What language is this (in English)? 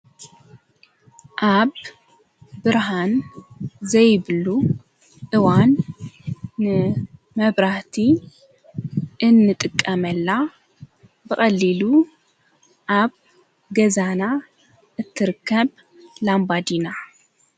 Tigrinya